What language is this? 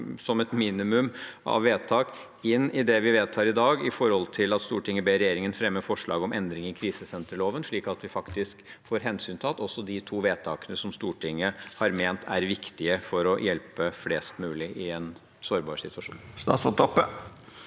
Norwegian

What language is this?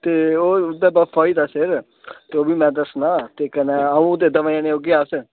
Dogri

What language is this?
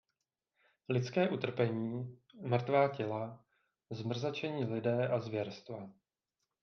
Czech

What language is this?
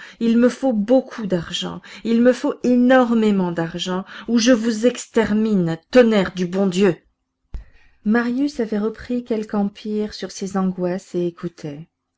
French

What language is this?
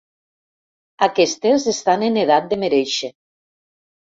Catalan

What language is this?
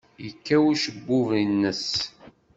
Kabyle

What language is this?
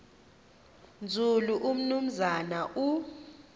Xhosa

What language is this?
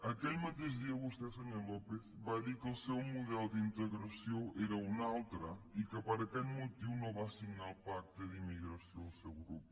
Catalan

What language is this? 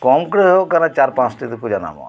Santali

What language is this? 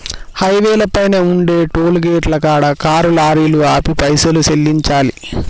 Telugu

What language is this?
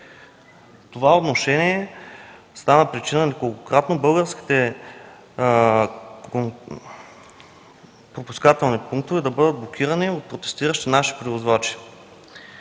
Bulgarian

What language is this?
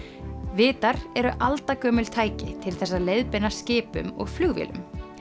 Icelandic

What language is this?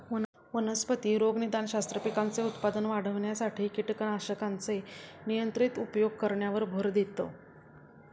Marathi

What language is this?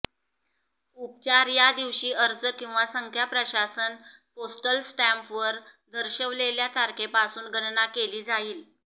Marathi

